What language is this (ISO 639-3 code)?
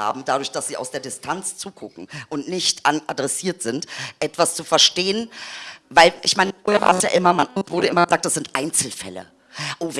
deu